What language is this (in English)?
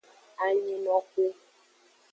Aja (Benin)